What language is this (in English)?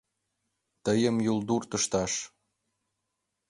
Mari